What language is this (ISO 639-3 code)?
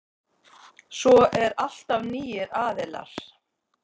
isl